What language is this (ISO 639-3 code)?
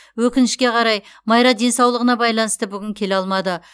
kaz